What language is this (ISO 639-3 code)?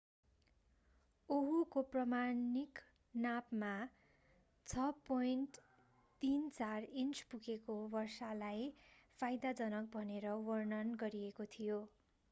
nep